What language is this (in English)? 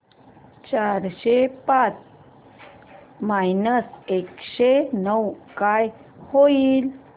Marathi